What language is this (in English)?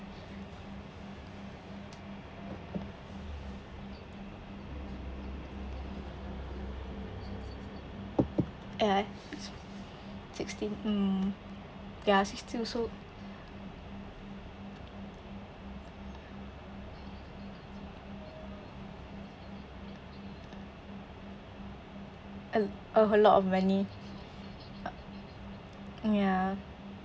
English